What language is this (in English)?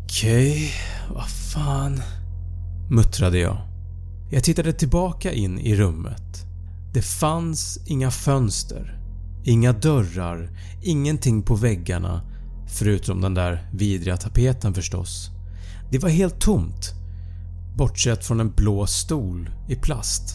Swedish